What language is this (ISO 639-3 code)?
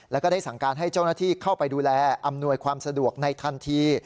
tha